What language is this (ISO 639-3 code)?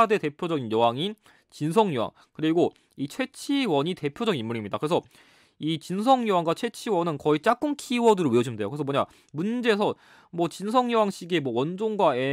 kor